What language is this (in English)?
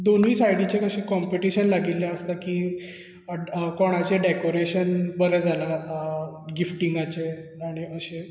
Konkani